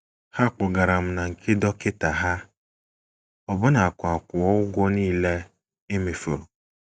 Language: Igbo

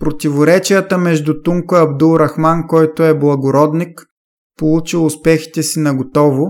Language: Bulgarian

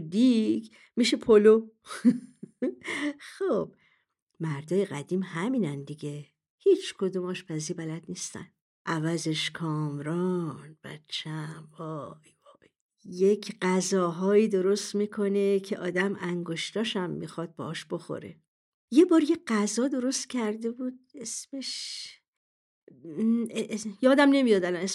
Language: Persian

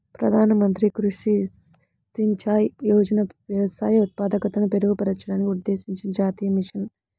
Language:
Telugu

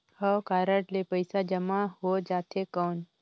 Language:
Chhattisgarhi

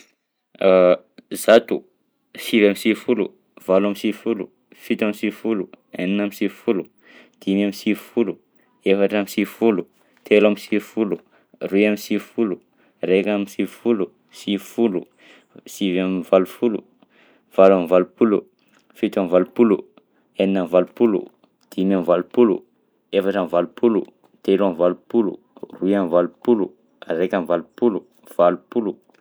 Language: Southern Betsimisaraka Malagasy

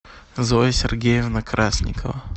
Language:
Russian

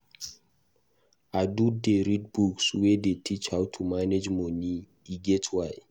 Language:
Nigerian Pidgin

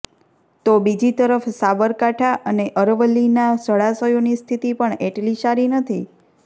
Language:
Gujarati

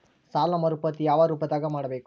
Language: Kannada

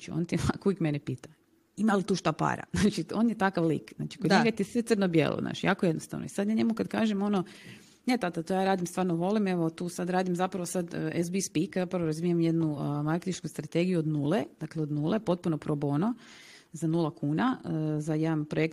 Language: Croatian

